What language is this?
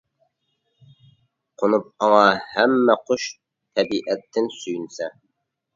Uyghur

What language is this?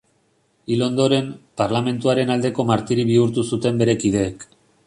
Basque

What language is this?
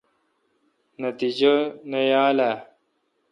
Kalkoti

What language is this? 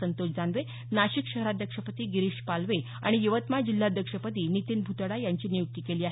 Marathi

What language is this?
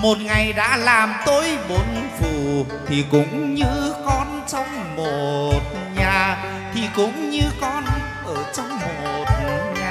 Vietnamese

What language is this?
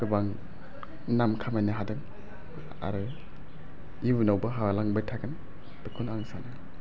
Bodo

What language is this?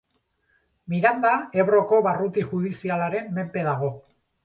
Basque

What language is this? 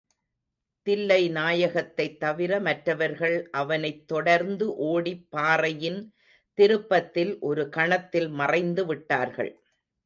Tamil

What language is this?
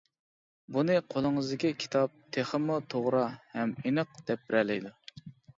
Uyghur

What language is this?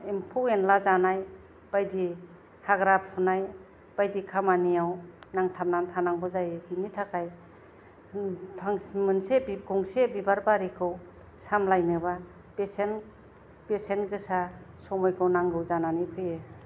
Bodo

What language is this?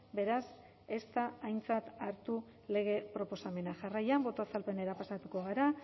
Basque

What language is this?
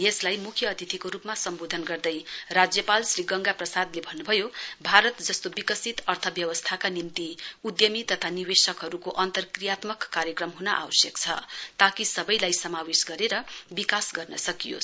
Nepali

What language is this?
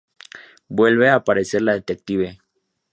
Spanish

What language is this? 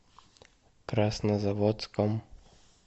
Russian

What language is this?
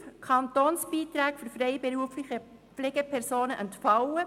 Swiss German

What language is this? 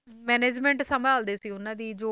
Punjabi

